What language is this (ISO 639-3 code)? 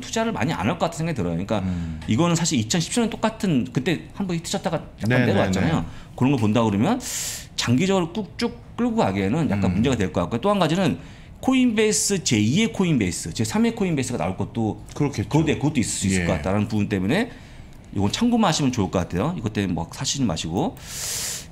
kor